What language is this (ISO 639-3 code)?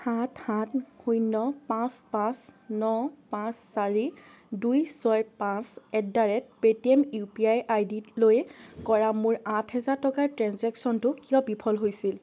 asm